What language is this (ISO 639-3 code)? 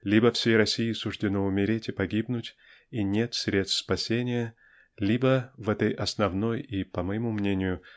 rus